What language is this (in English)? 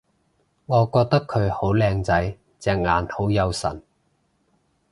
Cantonese